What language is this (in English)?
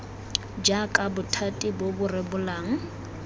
Tswana